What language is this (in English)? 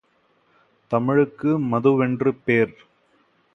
Tamil